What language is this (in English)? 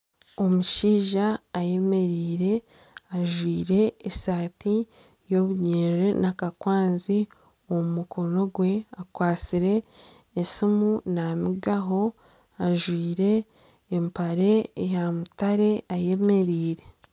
Nyankole